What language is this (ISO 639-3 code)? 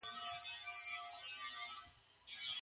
pus